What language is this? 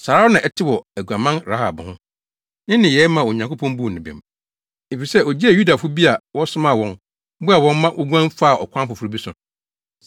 Akan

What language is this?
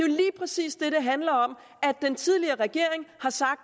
Danish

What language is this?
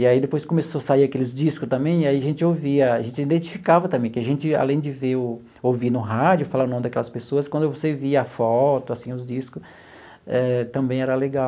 Portuguese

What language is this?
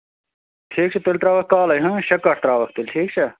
Kashmiri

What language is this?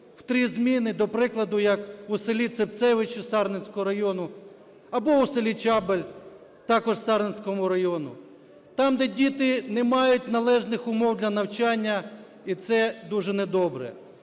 Ukrainian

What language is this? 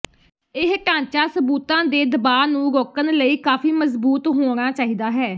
Punjabi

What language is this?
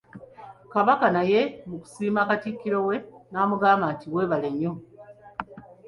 Ganda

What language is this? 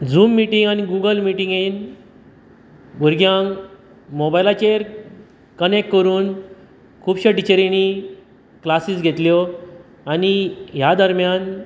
Konkani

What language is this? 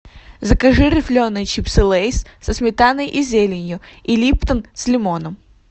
Russian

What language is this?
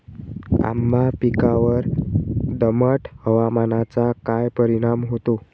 Marathi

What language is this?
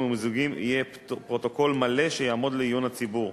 Hebrew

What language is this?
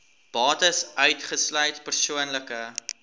Afrikaans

